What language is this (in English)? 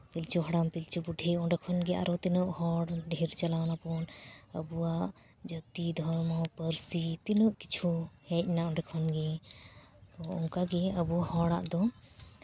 Santali